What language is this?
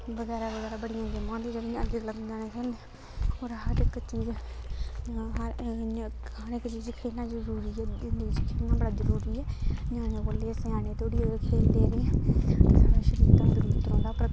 Dogri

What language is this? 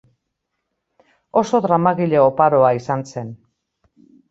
Basque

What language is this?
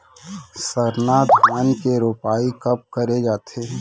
Chhattisgarhi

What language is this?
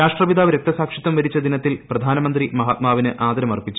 Malayalam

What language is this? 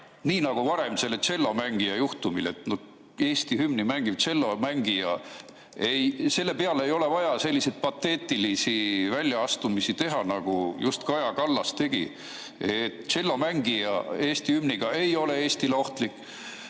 Estonian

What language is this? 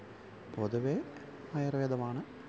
Malayalam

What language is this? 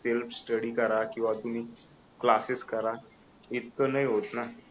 Marathi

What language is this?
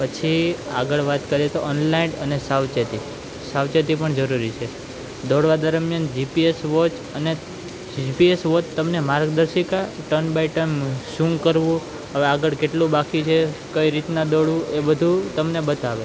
Gujarati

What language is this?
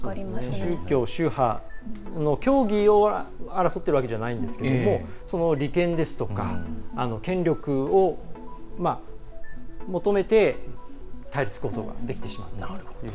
Japanese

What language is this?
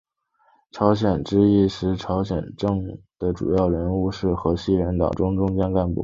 Chinese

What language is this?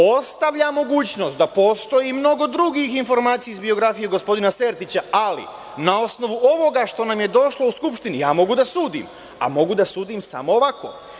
Serbian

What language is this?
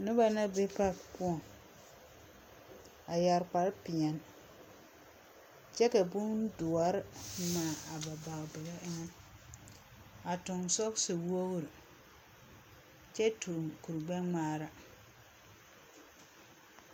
Southern Dagaare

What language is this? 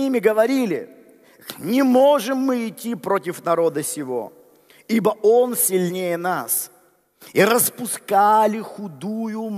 Russian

